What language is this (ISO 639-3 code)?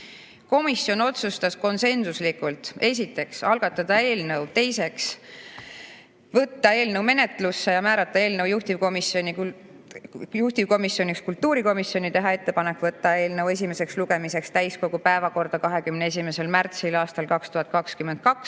est